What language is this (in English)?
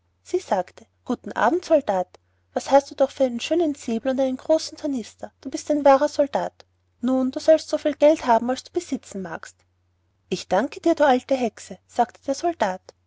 German